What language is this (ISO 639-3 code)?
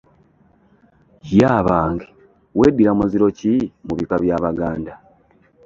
lug